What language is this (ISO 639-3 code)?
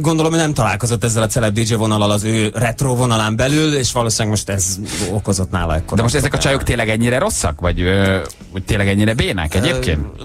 hun